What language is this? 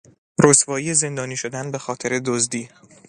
Persian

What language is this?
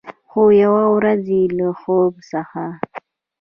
Pashto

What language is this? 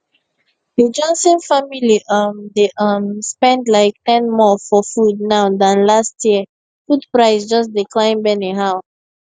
Nigerian Pidgin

